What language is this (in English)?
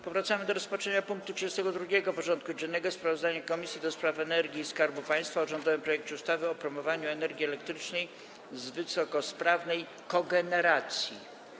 Polish